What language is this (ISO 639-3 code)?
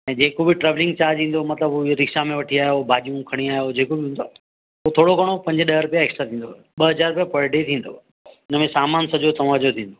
snd